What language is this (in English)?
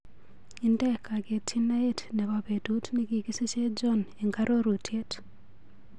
Kalenjin